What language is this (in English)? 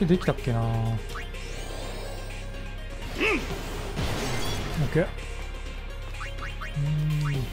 Japanese